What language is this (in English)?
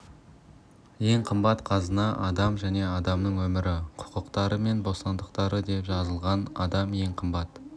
Kazakh